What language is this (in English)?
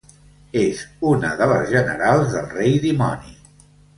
Catalan